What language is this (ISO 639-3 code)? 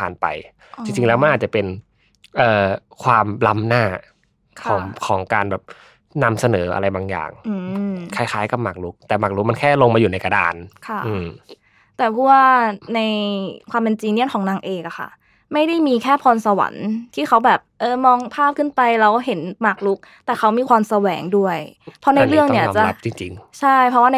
tha